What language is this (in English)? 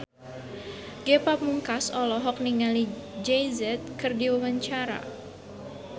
Sundanese